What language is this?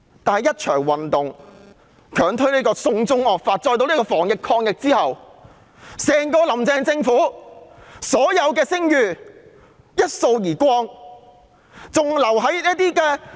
Cantonese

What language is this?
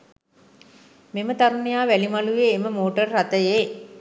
Sinhala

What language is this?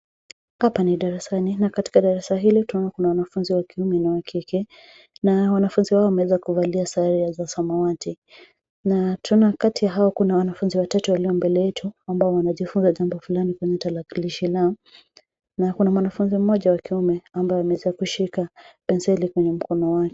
Swahili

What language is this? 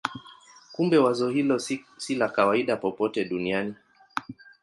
Swahili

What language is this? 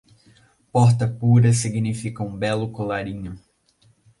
Portuguese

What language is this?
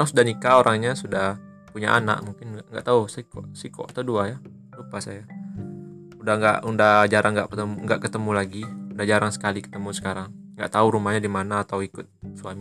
Indonesian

